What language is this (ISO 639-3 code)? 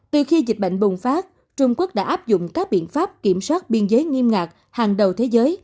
vie